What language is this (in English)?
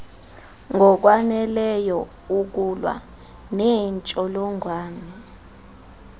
Xhosa